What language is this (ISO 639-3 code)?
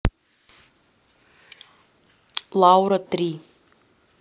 rus